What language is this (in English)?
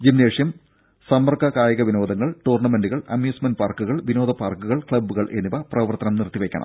Malayalam